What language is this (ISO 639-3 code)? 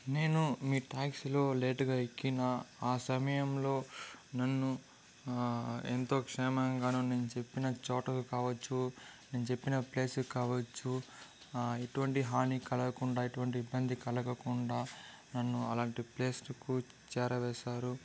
tel